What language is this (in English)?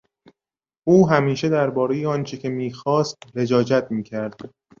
Persian